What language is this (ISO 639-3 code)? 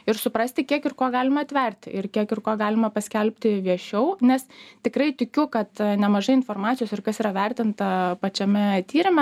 lit